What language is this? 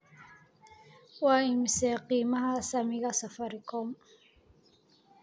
Somali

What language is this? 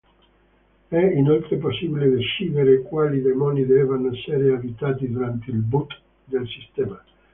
Italian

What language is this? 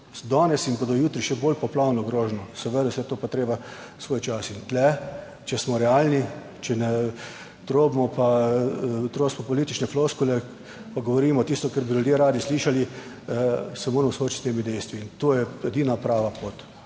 Slovenian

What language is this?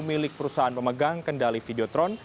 Indonesian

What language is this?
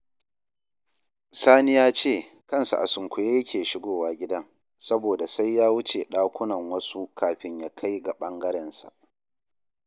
Hausa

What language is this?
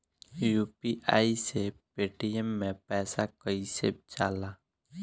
Bhojpuri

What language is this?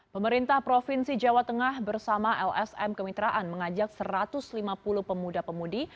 Indonesian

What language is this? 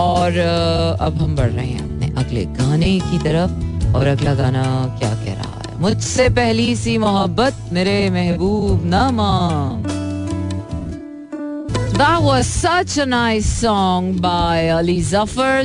Hindi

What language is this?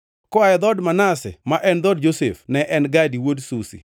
Luo (Kenya and Tanzania)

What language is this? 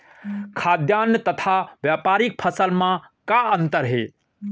Chhattisgarhi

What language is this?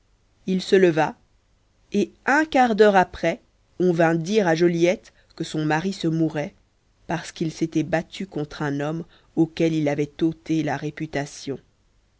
French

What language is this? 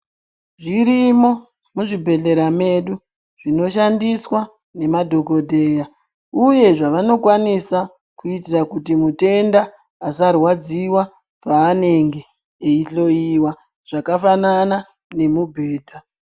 Ndau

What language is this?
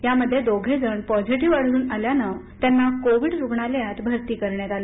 Marathi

